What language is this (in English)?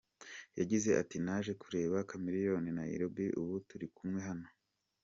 Kinyarwanda